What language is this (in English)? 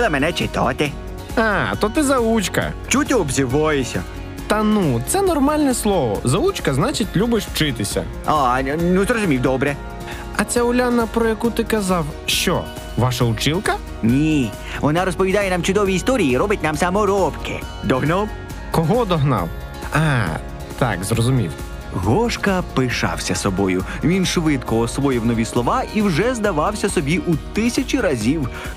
Ukrainian